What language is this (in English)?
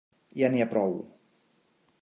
Catalan